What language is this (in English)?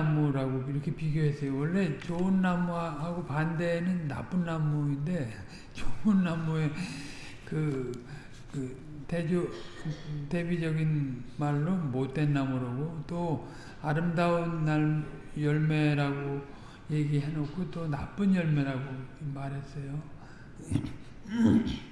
Korean